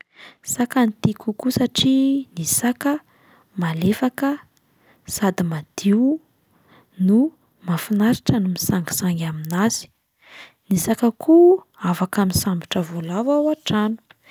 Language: Malagasy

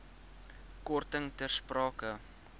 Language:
Afrikaans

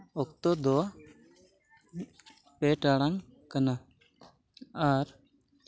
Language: Santali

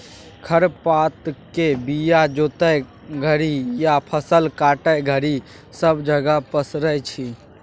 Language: Maithili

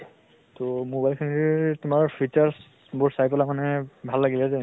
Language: Assamese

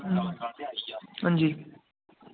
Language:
Dogri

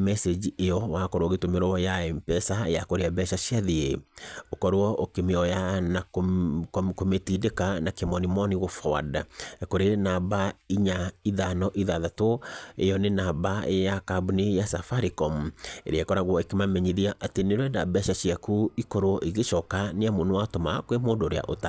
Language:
Kikuyu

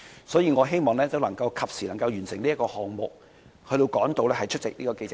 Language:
Cantonese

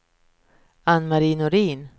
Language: Swedish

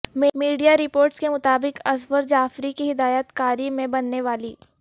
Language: Urdu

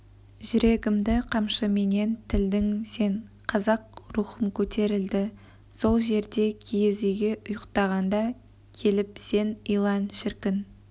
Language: Kazakh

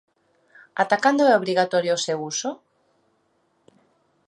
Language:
Galician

